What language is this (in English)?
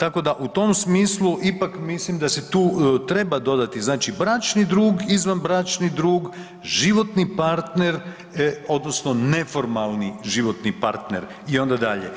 Croatian